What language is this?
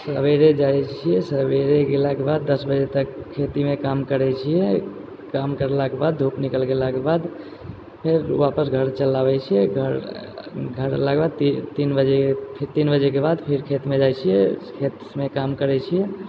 Maithili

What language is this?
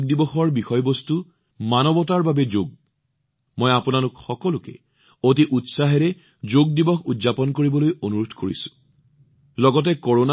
Assamese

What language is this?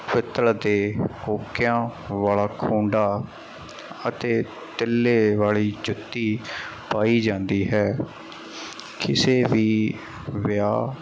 Punjabi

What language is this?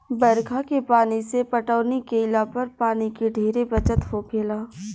Bhojpuri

